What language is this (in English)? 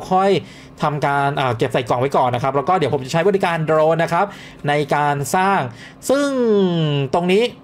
Thai